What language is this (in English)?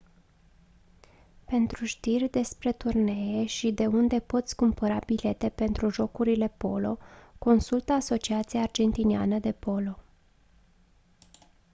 Romanian